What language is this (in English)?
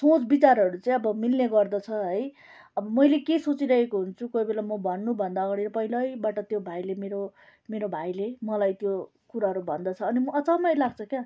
Nepali